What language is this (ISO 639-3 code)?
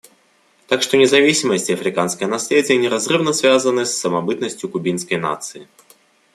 rus